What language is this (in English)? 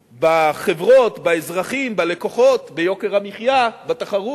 Hebrew